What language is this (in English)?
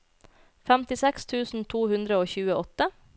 Norwegian